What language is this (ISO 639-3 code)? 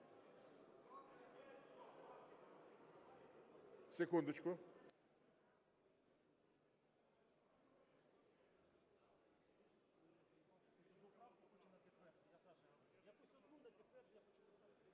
ukr